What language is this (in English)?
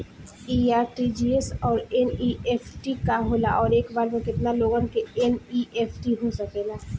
Bhojpuri